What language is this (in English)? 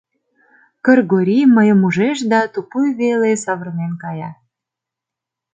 Mari